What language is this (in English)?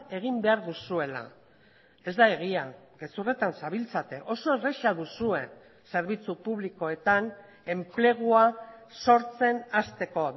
Basque